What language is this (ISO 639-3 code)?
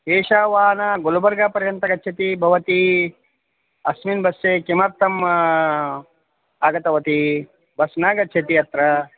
san